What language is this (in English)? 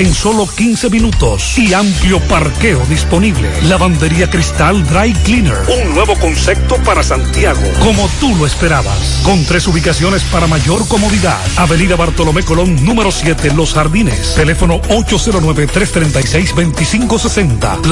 Spanish